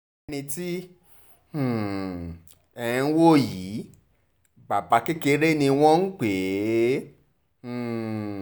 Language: Yoruba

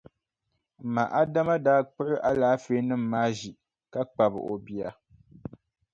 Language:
Dagbani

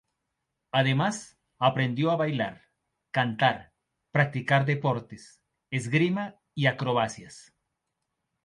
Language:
Spanish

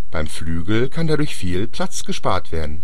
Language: German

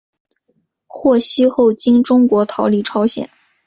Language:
Chinese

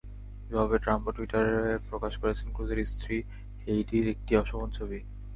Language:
Bangla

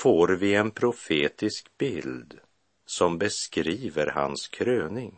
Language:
Swedish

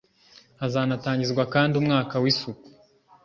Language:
Kinyarwanda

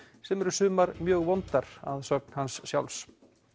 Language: Icelandic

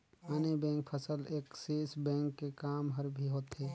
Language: Chhattisgarhi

